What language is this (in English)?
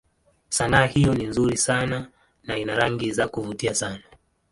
Swahili